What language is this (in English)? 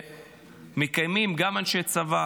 Hebrew